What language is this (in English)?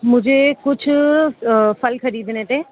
Urdu